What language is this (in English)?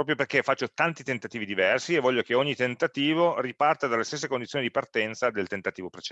Italian